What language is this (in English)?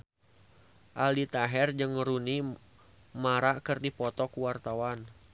Sundanese